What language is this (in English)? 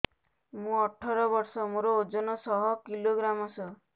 Odia